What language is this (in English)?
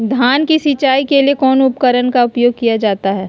Magahi